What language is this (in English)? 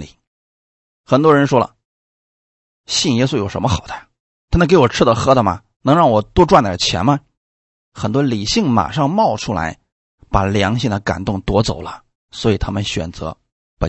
Chinese